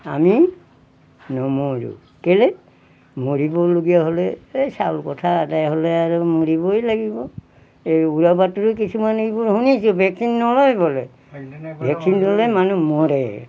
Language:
Assamese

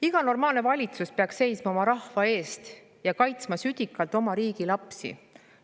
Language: Estonian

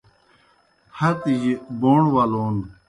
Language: Kohistani Shina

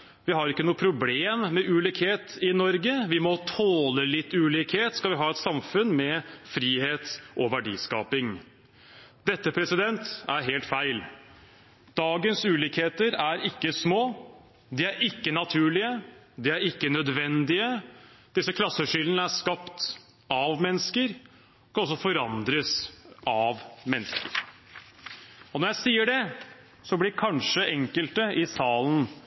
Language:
Norwegian Bokmål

